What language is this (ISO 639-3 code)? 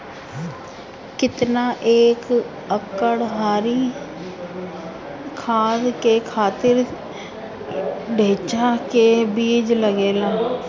bho